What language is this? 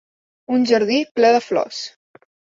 Catalan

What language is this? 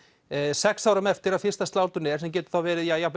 Icelandic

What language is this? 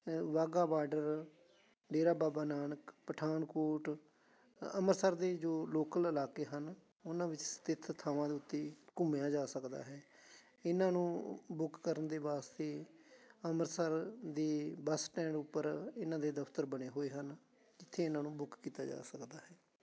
Punjabi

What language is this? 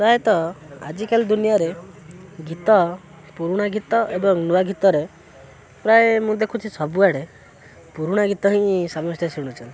Odia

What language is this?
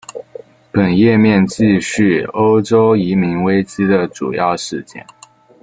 Chinese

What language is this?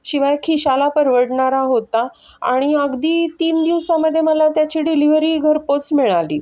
Marathi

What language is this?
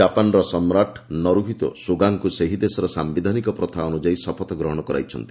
Odia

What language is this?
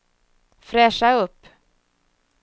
Swedish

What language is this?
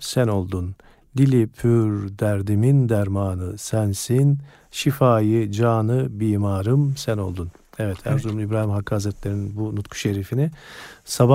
Turkish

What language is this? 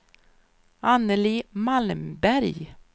Swedish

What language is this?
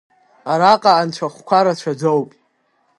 Abkhazian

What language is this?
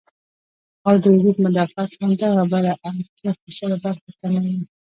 Pashto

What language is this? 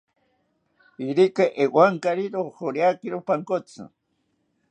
South Ucayali Ashéninka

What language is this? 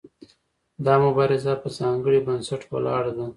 Pashto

